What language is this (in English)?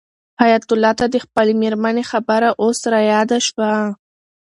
Pashto